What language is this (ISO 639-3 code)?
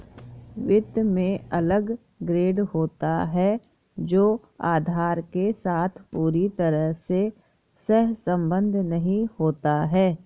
hin